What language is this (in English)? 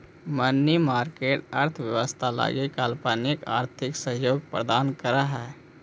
Magahi